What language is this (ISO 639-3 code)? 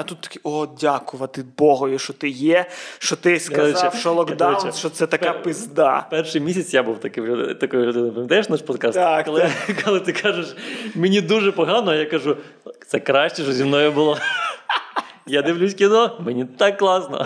ukr